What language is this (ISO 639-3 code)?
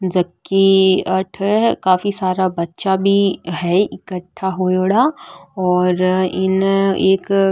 mwr